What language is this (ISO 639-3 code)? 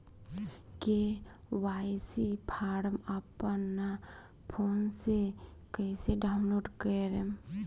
bho